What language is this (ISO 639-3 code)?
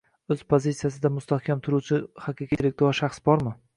uzb